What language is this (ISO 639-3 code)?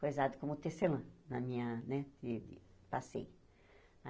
por